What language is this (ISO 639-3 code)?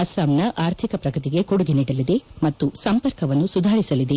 kan